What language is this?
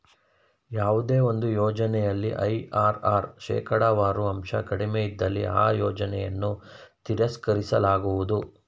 Kannada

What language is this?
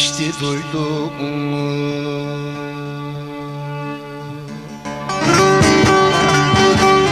Turkish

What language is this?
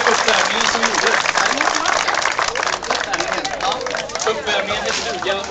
Swedish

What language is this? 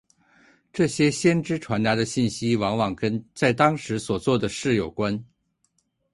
Chinese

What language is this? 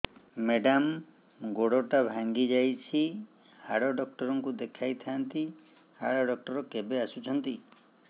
Odia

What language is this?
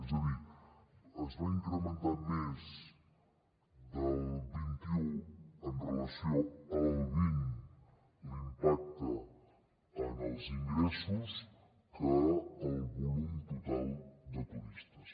Catalan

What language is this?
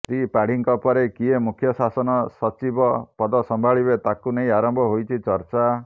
Odia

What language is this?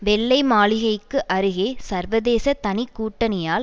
Tamil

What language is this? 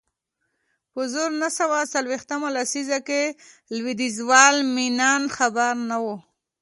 Pashto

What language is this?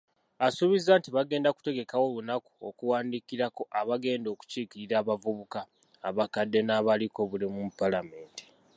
Ganda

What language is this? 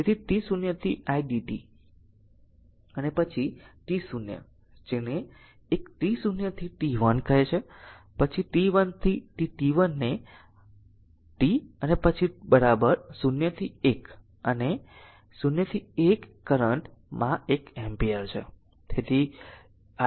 Gujarati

